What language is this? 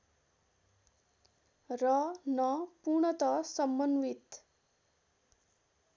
Nepali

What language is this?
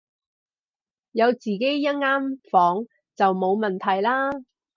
Cantonese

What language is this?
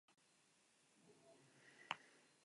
Spanish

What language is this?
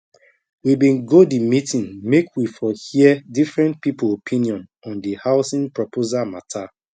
Nigerian Pidgin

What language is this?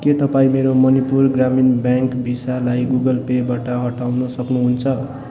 Nepali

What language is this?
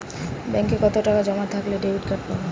Bangla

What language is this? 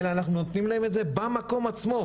Hebrew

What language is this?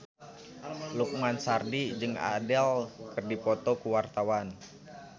Sundanese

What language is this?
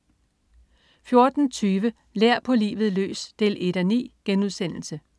Danish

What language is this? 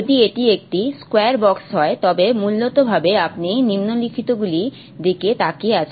Bangla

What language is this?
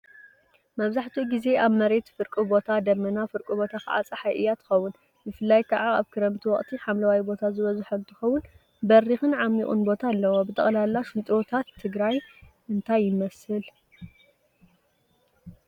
Tigrinya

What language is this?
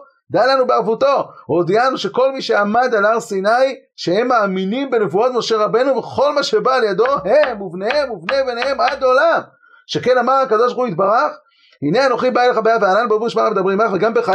Hebrew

